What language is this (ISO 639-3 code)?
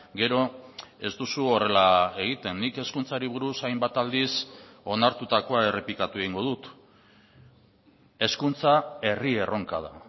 eus